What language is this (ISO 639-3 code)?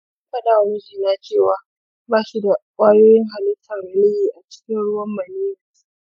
hau